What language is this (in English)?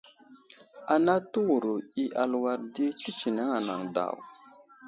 Wuzlam